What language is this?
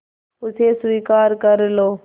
Hindi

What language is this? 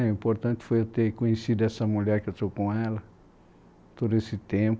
Portuguese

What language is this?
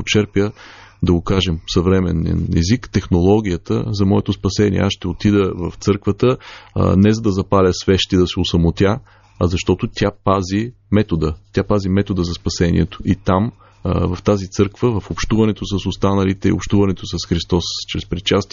Bulgarian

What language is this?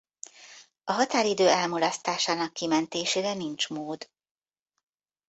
Hungarian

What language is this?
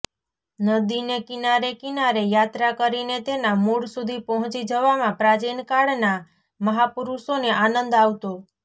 Gujarati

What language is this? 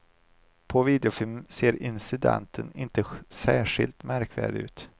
Swedish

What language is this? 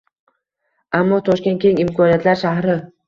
Uzbek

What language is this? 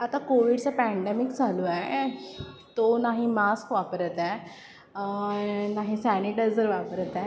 Marathi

